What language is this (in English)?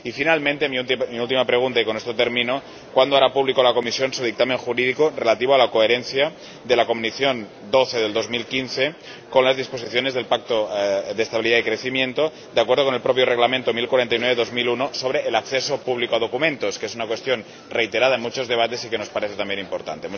Spanish